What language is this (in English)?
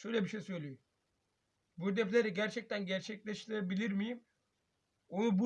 Turkish